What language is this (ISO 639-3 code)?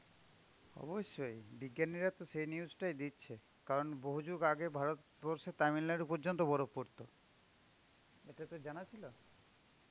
ben